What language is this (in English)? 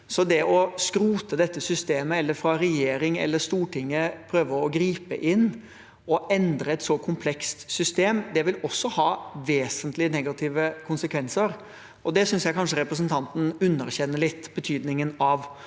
Norwegian